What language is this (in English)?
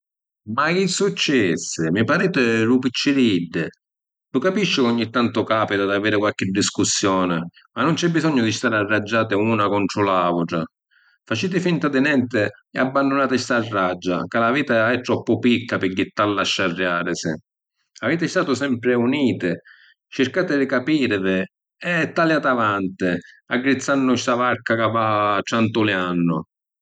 Sicilian